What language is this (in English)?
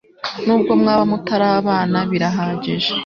Kinyarwanda